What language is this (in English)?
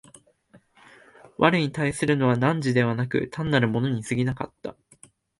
Japanese